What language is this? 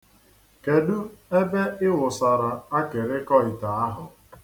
Igbo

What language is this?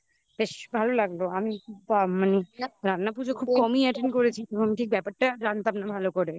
Bangla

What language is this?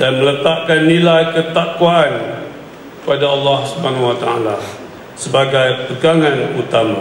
Malay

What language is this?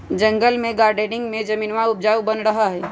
Magahi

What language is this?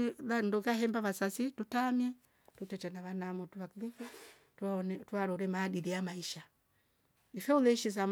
Rombo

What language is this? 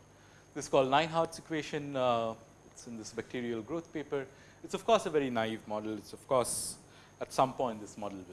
English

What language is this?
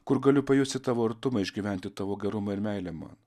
Lithuanian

